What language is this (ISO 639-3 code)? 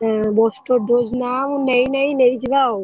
ori